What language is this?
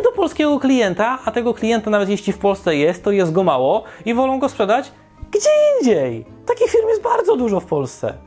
Polish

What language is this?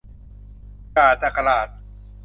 Thai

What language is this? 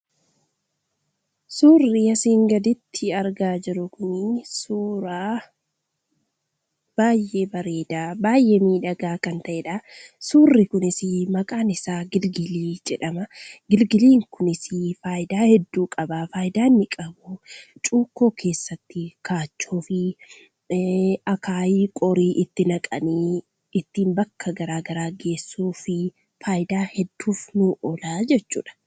Oromo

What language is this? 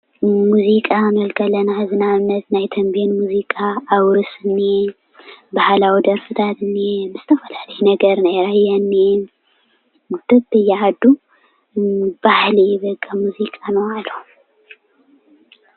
Tigrinya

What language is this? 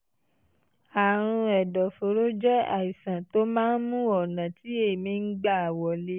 Yoruba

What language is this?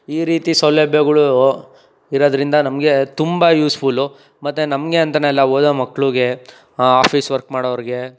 Kannada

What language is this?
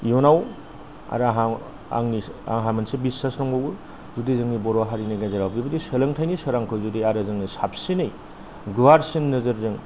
Bodo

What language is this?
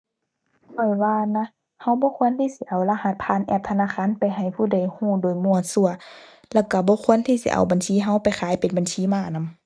Thai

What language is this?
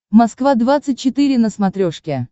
Russian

